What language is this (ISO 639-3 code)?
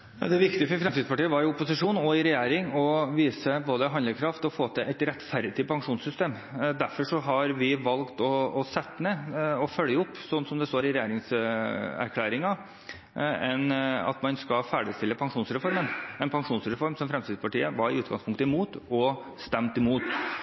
nob